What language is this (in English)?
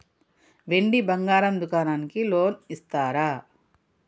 Telugu